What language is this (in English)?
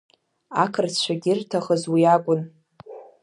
Abkhazian